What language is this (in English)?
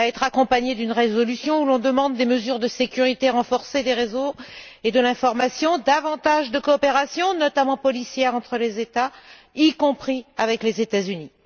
French